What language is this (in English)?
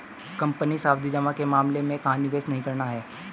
Hindi